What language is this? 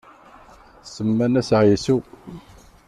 Kabyle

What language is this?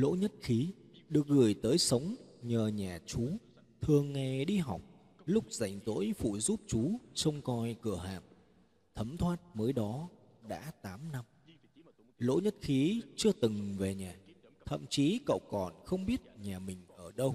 Vietnamese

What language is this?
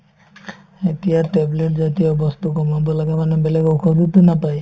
Assamese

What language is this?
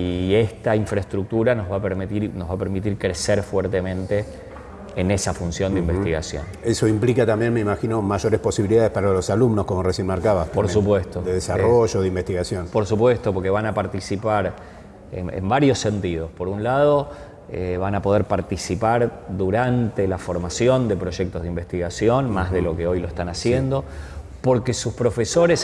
Spanish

